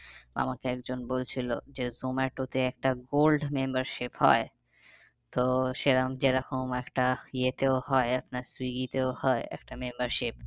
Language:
Bangla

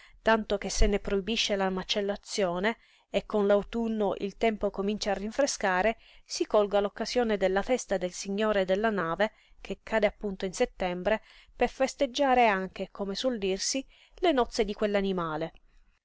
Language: Italian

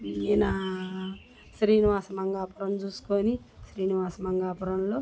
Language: Telugu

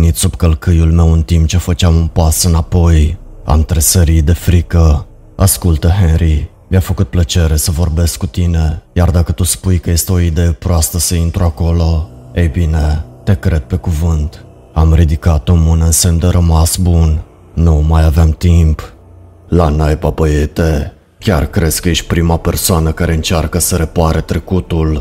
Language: Romanian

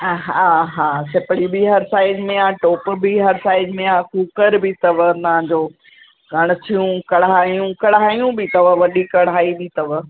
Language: Sindhi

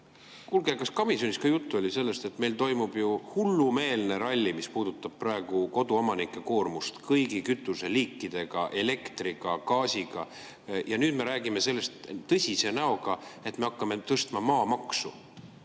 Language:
Estonian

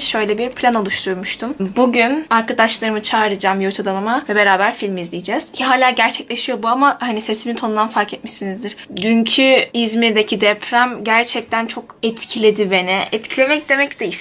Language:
Turkish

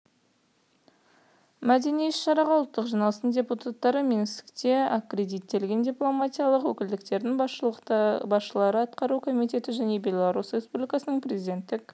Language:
Kazakh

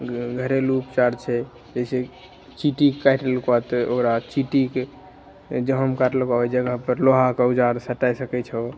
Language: Maithili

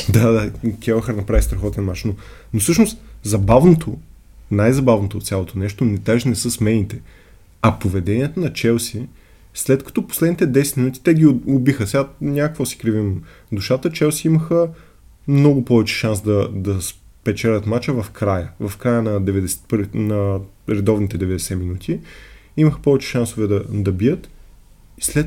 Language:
Bulgarian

